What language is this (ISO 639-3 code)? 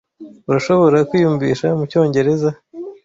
kin